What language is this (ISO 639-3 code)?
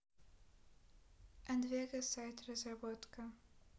rus